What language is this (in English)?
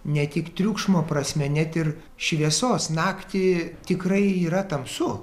Lithuanian